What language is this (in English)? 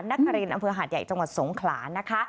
Thai